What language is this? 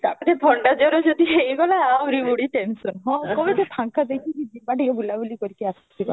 Odia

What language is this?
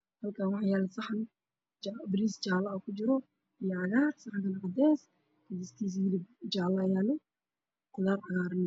Somali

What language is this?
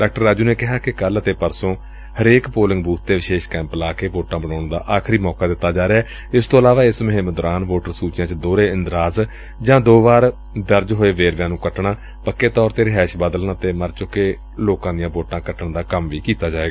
Punjabi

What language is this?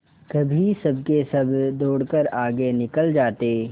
Hindi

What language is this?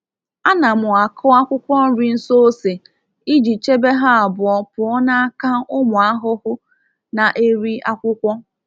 Igbo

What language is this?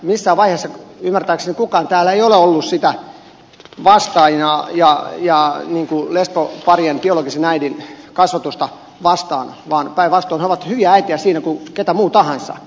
Finnish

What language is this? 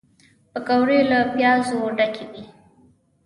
Pashto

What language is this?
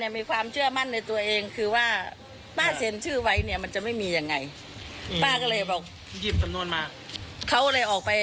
Thai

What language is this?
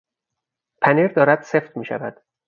Persian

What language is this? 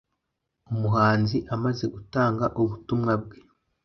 Kinyarwanda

